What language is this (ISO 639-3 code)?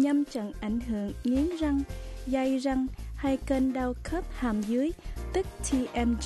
vie